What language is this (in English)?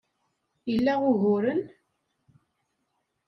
Kabyle